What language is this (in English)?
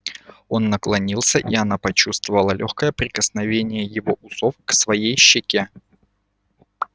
Russian